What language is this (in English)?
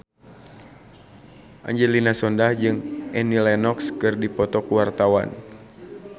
Sundanese